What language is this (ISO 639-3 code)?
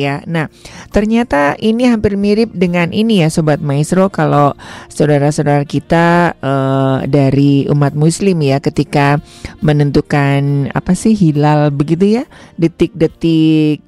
ind